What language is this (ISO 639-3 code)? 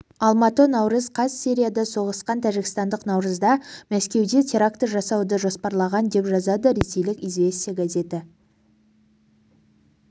kaz